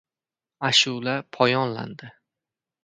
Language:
Uzbek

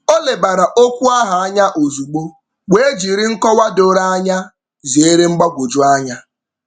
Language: Igbo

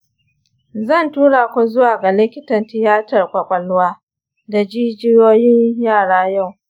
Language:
Hausa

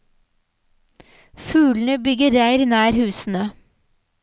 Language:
Norwegian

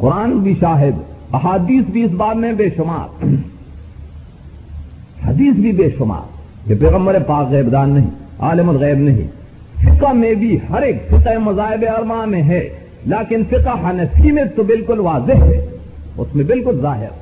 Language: Urdu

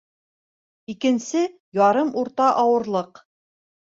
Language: Bashkir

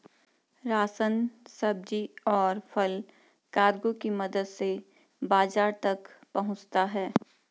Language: Hindi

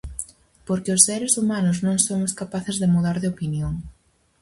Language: Galician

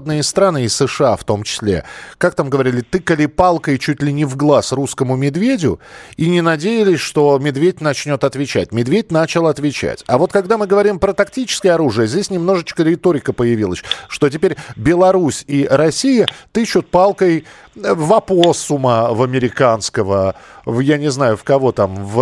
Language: Russian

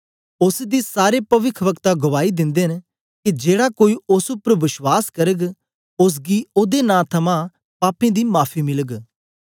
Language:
Dogri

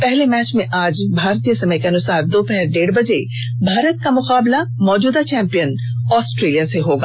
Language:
Hindi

